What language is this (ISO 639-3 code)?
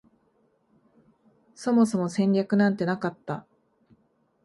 jpn